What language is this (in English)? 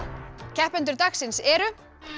Icelandic